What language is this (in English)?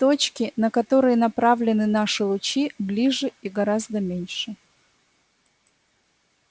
Russian